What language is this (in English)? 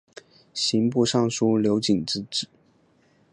Chinese